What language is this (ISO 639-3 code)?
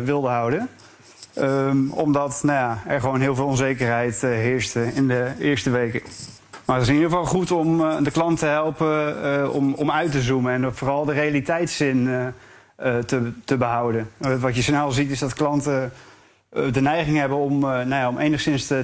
nld